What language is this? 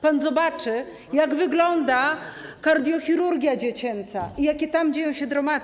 Polish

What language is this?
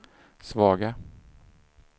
Swedish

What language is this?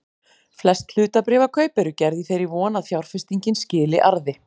Icelandic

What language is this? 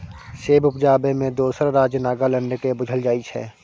Maithili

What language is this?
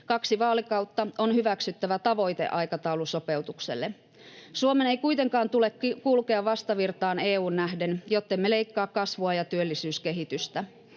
Finnish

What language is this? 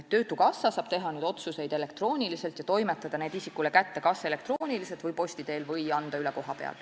Estonian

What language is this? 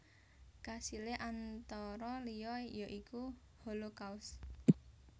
Javanese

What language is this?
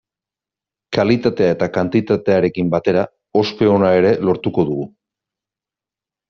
Basque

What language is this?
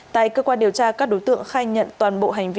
Vietnamese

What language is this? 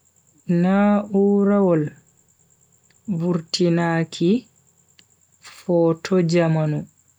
Bagirmi Fulfulde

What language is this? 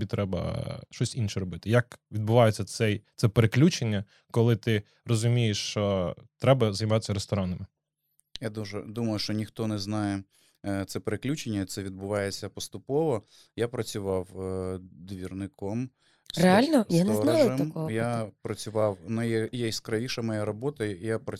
Ukrainian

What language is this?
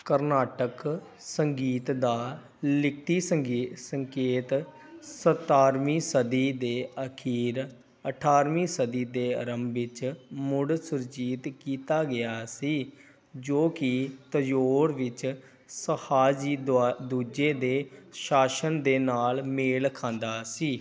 Punjabi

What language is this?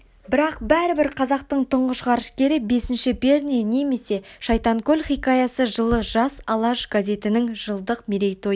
Kazakh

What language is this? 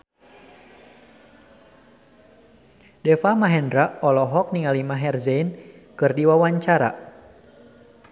Sundanese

